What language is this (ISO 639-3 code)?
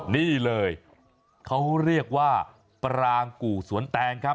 tha